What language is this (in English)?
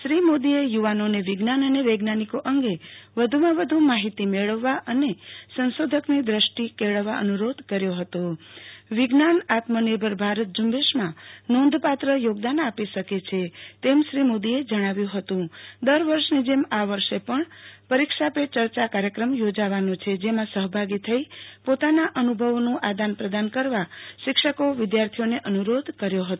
Gujarati